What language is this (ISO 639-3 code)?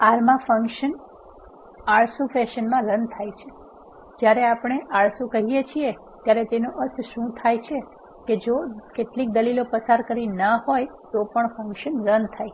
guj